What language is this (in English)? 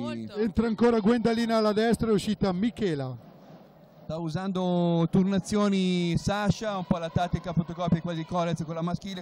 Italian